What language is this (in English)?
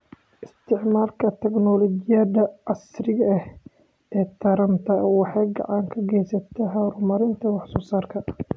Somali